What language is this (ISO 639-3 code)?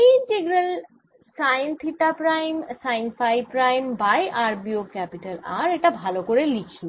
ben